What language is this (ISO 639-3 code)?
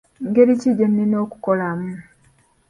lug